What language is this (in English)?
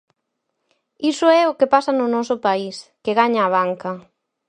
Galician